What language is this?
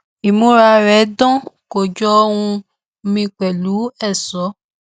Yoruba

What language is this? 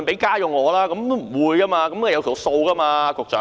Cantonese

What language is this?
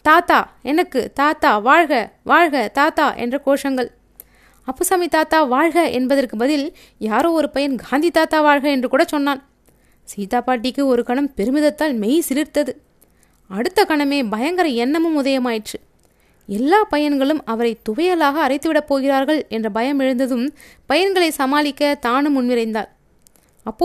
Tamil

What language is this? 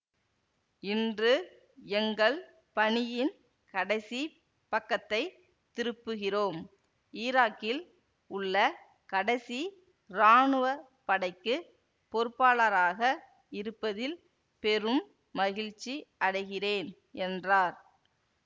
Tamil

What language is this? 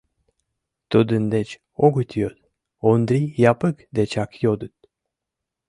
Mari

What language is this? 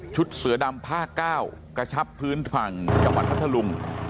Thai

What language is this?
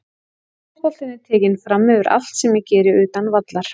Icelandic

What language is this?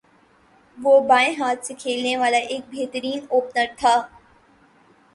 Urdu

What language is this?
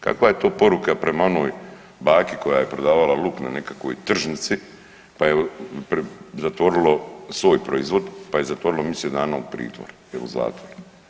Croatian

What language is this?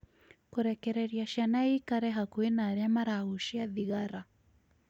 Kikuyu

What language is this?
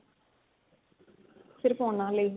Punjabi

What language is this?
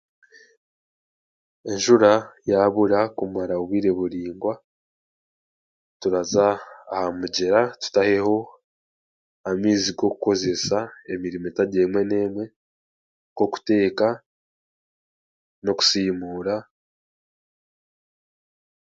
Chiga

